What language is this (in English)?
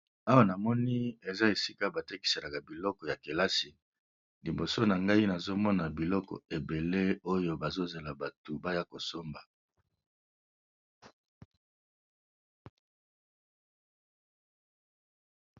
Lingala